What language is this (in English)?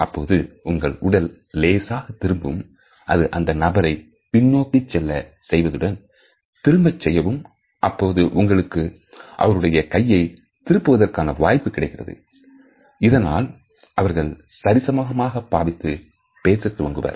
Tamil